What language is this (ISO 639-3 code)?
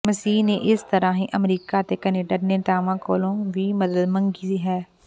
pan